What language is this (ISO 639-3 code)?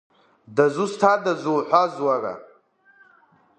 abk